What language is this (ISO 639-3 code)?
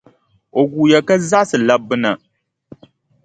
dag